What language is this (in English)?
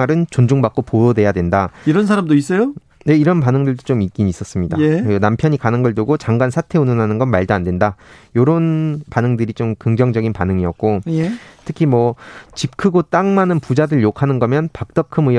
Korean